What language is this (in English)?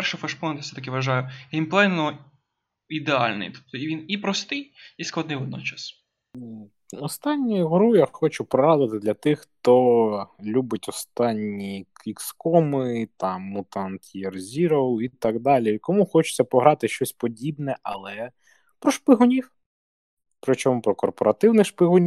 Ukrainian